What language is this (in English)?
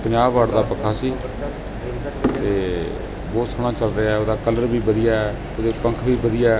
Punjabi